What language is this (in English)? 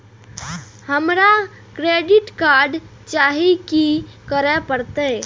Maithili